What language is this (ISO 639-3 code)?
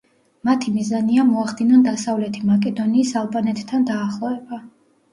kat